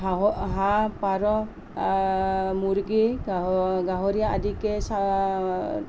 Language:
Assamese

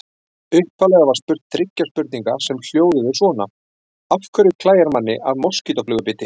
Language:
Icelandic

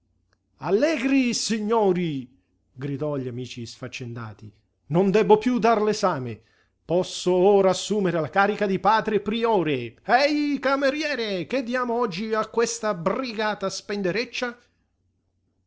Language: Italian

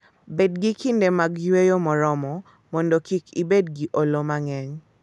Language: Luo (Kenya and Tanzania)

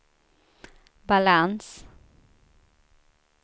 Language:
Swedish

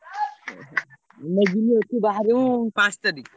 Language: Odia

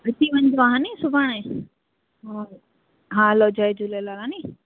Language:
Sindhi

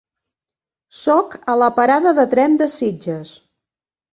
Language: Catalan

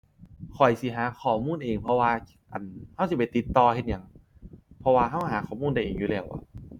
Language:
Thai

